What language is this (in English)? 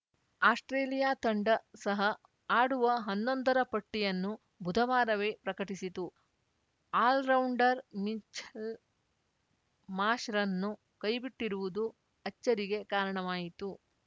Kannada